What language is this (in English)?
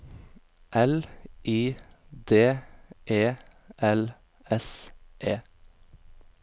Norwegian